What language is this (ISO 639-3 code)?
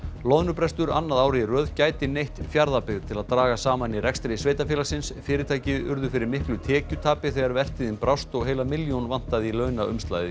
isl